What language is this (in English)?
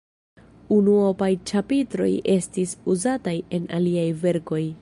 Esperanto